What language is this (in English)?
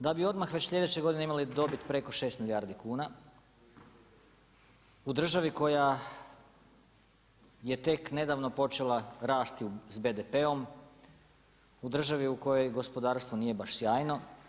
Croatian